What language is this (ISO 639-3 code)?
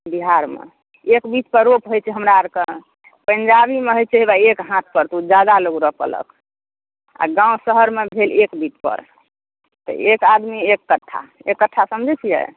mai